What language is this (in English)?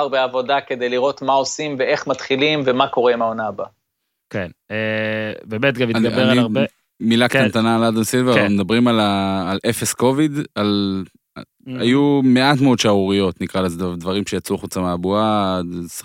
Hebrew